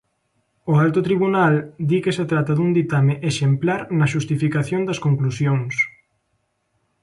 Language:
Galician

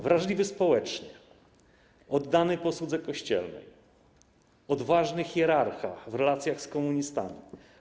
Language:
Polish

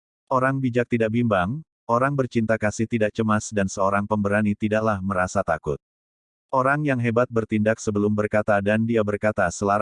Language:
Indonesian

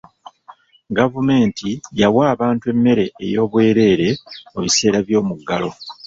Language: Ganda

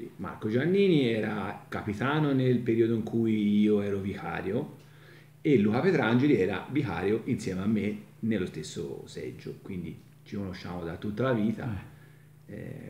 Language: Italian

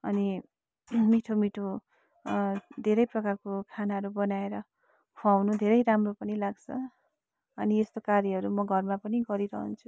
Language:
Nepali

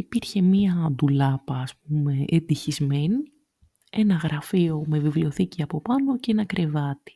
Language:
Greek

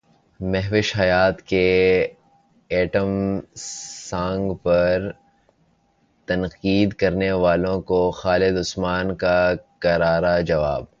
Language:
Urdu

